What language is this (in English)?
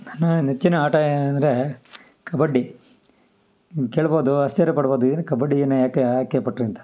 Kannada